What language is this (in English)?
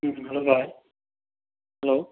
Manipuri